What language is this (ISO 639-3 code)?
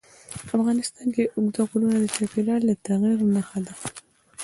pus